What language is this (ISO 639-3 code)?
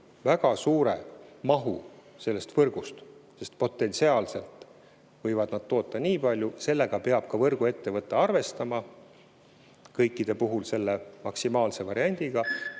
est